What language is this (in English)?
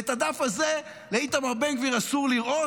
Hebrew